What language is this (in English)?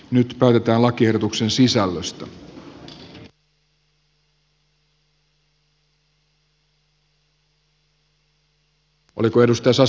Finnish